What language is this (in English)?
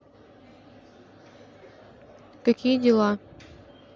Russian